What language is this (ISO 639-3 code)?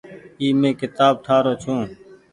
gig